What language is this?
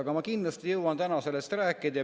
Estonian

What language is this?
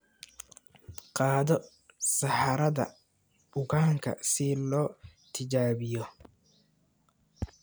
Somali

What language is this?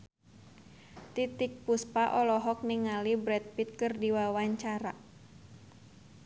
Sundanese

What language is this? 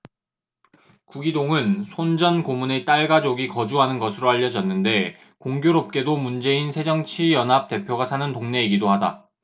Korean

